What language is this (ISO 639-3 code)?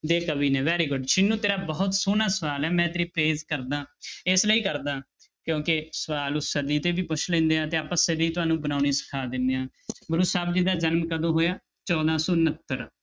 pan